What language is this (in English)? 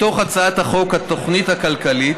Hebrew